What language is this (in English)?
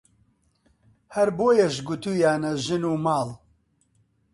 Central Kurdish